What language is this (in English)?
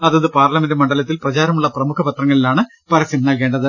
Malayalam